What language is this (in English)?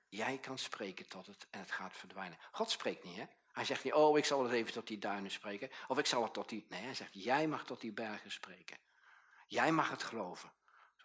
Dutch